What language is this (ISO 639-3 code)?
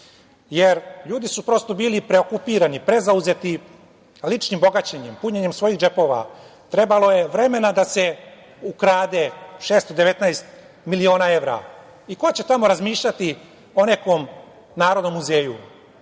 srp